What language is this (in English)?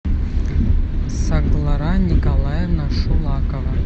Russian